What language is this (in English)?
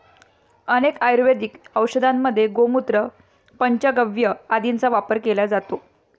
Marathi